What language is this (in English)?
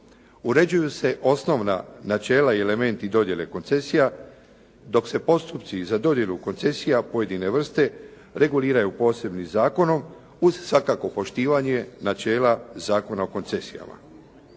Croatian